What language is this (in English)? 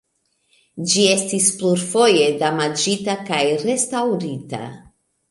Esperanto